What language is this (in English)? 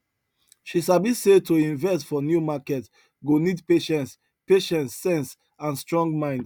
Nigerian Pidgin